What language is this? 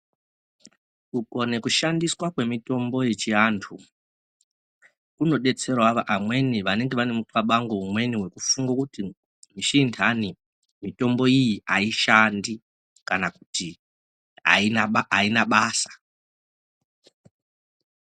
Ndau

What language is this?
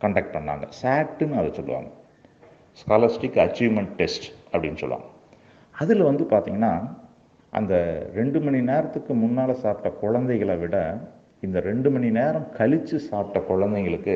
Tamil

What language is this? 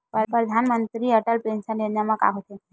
Chhattisgarhi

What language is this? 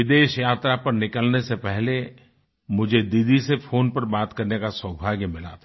Hindi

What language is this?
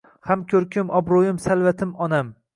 Uzbek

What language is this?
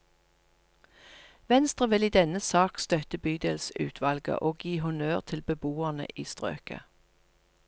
Norwegian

